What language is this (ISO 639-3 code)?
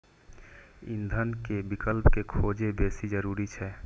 mai